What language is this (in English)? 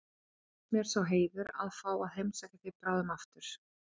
Icelandic